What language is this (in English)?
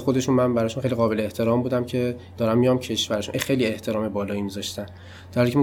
Persian